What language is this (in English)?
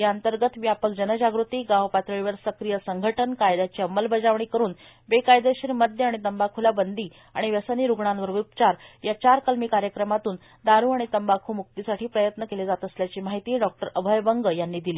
Marathi